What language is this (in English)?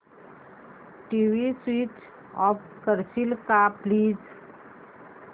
Marathi